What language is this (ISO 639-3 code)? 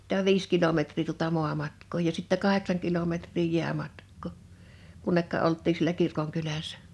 fin